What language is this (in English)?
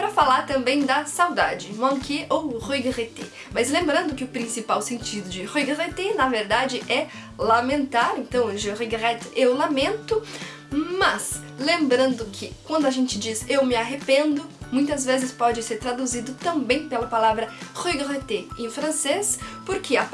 Portuguese